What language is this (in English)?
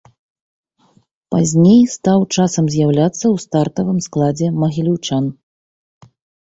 Belarusian